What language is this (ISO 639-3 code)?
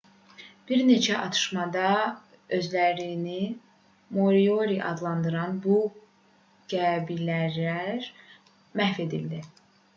aze